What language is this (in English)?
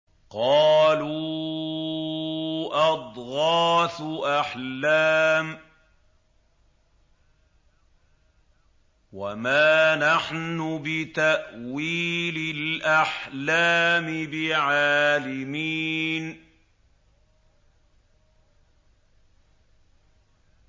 Arabic